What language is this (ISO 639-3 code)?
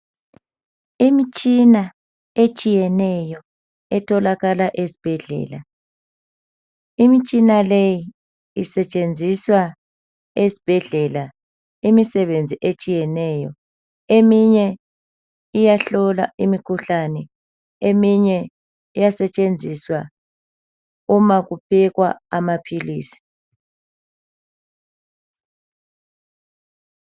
nde